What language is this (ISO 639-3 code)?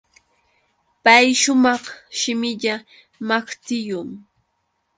qux